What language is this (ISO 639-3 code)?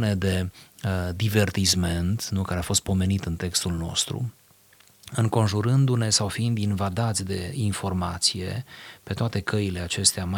ron